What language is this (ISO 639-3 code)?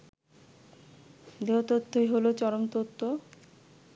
ben